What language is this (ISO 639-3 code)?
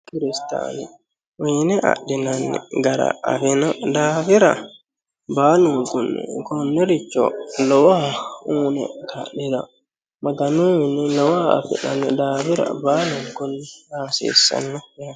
sid